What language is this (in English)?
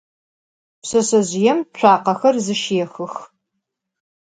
Adyghe